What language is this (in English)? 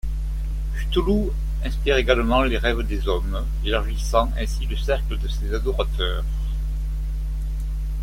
French